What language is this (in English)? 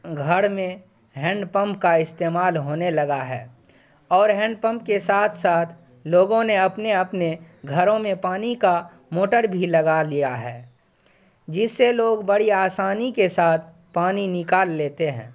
Urdu